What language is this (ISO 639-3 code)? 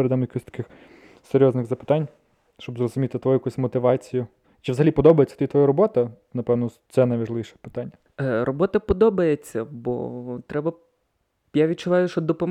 ukr